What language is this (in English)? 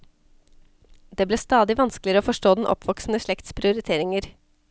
Norwegian